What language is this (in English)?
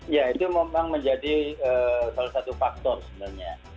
Indonesian